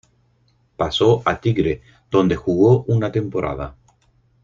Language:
Spanish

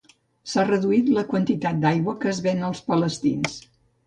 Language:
Catalan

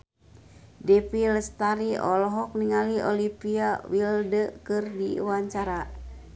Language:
Sundanese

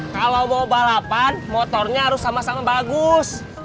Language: Indonesian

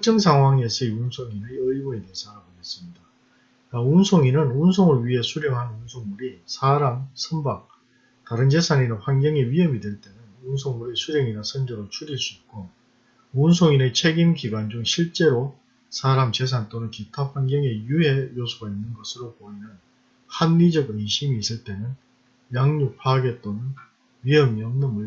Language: Korean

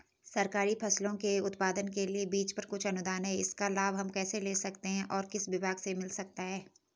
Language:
Hindi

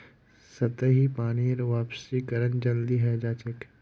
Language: Magahi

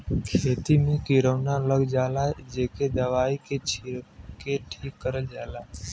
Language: Bhojpuri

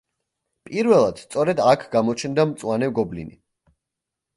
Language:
Georgian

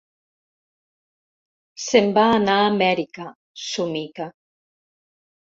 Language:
Catalan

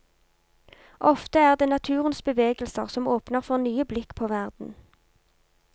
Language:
Norwegian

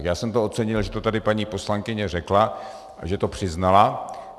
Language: Czech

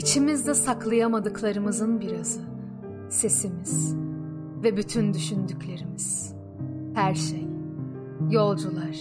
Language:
Turkish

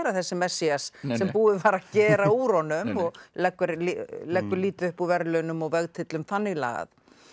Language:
Icelandic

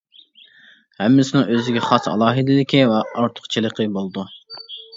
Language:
Uyghur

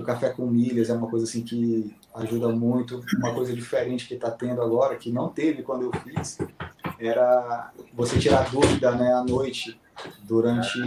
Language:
Portuguese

